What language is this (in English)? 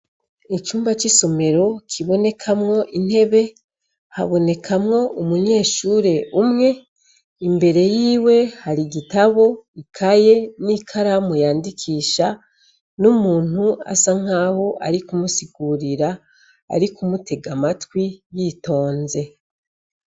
Rundi